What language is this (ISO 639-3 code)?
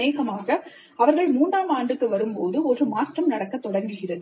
tam